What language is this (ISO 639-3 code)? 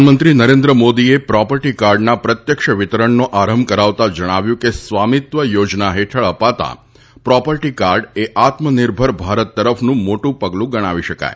guj